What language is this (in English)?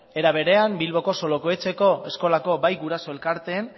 Basque